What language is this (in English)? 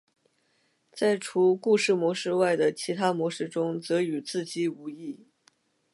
Chinese